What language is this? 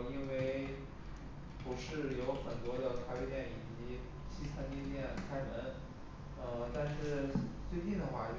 Chinese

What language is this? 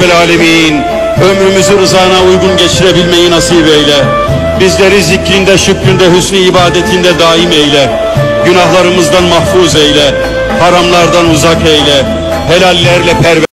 Turkish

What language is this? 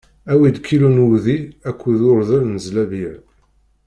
Kabyle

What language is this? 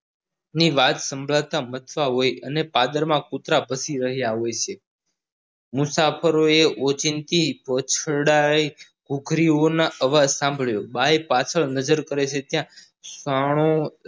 Gujarati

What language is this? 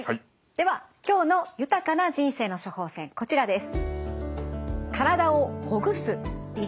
Japanese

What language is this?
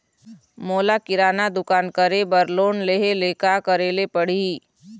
Chhattisgarhi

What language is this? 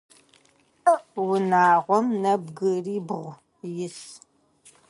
Adyghe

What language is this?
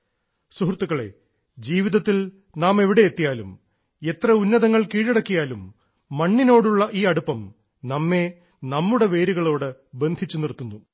Malayalam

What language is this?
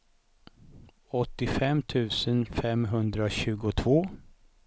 Swedish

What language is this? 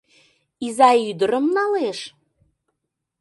Mari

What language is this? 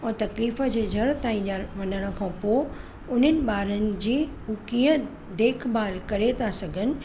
Sindhi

